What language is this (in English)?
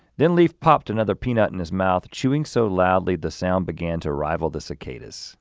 English